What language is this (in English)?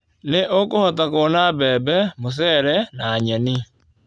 Kikuyu